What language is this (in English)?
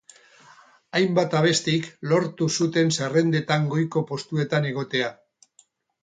Basque